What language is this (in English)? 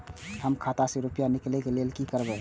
Maithili